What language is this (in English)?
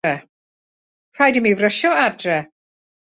Welsh